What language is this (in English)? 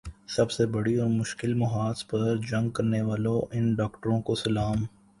Urdu